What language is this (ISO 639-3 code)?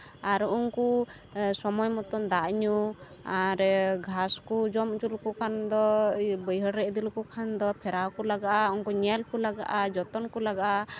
sat